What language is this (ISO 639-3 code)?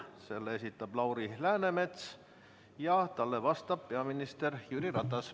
est